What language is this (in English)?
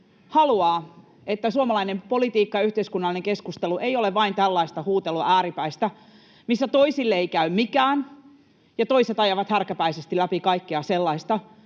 Finnish